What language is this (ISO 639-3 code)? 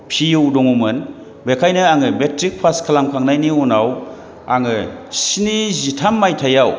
brx